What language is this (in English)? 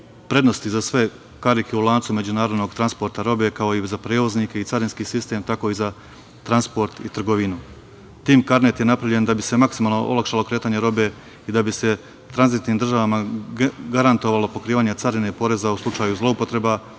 Serbian